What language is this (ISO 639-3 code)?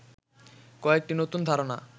ben